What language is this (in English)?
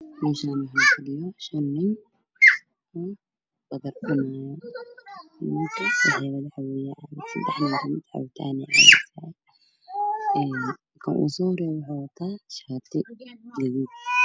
Somali